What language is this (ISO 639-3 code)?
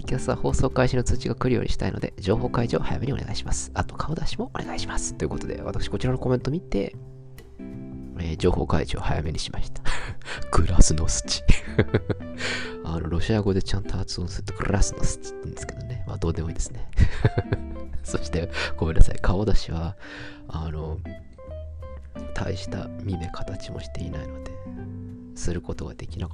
jpn